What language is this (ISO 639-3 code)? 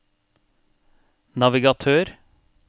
nor